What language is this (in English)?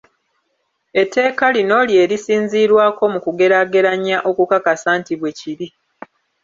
Ganda